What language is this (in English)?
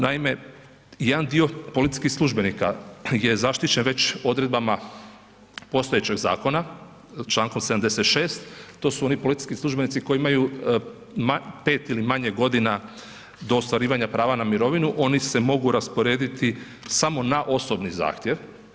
Croatian